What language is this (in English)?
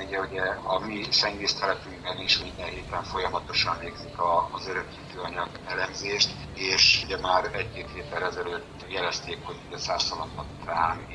Hungarian